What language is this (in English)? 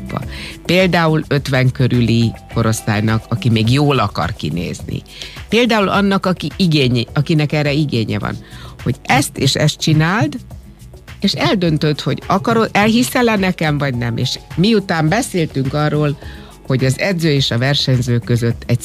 Hungarian